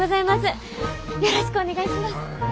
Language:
Japanese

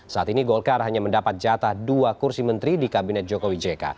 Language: Indonesian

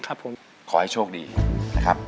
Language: Thai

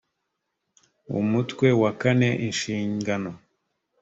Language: Kinyarwanda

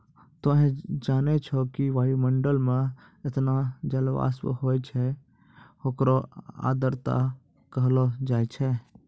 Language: Maithili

